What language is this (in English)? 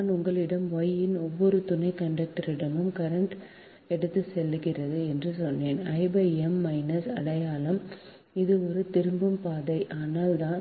Tamil